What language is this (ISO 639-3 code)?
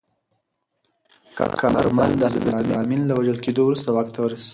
pus